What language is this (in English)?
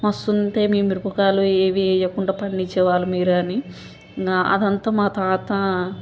Telugu